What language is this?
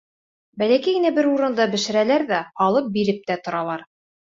Bashkir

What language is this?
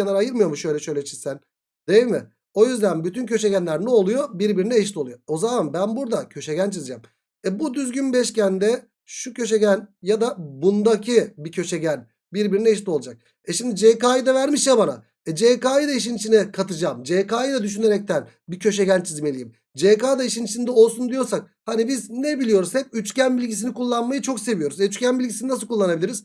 Turkish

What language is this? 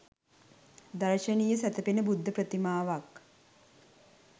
Sinhala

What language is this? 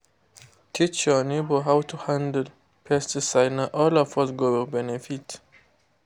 Nigerian Pidgin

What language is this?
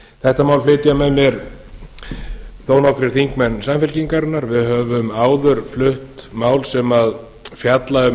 Icelandic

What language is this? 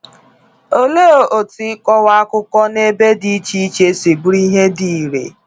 Igbo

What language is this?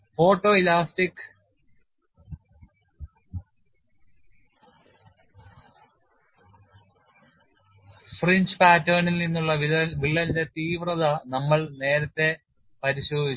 Malayalam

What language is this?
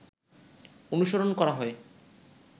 Bangla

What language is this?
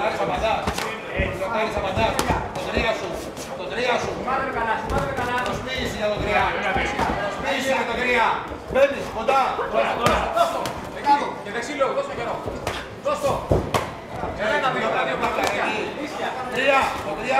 Greek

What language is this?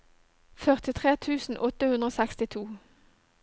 Norwegian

